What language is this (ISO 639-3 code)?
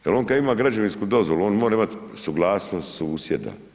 hrv